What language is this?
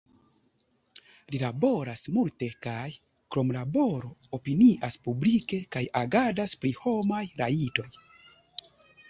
Esperanto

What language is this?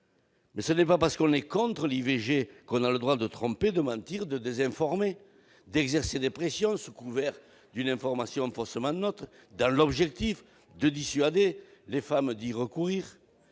French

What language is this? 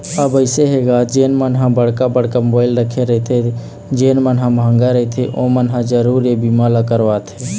Chhattisgarhi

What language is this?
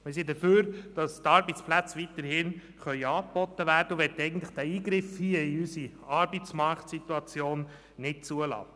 Swiss German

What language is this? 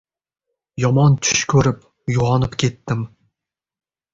Uzbek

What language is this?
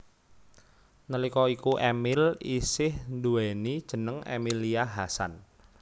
Javanese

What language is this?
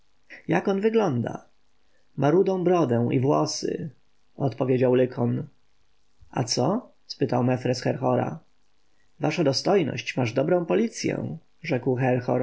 Polish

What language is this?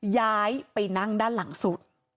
Thai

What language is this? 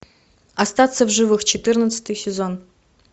Russian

